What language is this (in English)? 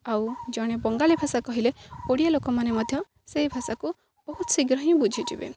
Odia